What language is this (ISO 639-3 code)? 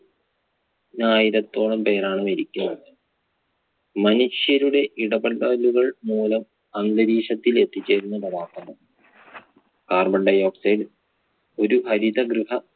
mal